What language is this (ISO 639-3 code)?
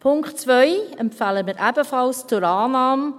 gsw